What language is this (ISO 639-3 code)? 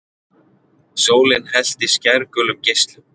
isl